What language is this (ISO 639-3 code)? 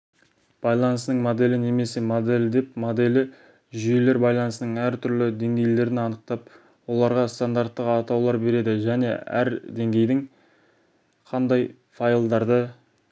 kaz